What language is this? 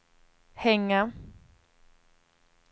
Swedish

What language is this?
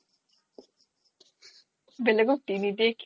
Assamese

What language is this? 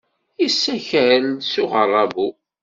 Kabyle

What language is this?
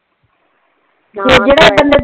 Punjabi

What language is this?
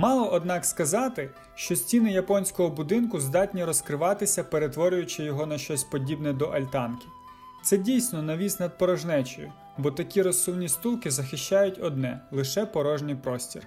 Ukrainian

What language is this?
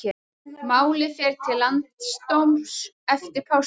Icelandic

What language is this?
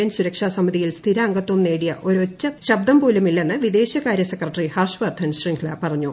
Malayalam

